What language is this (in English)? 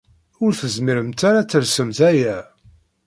Kabyle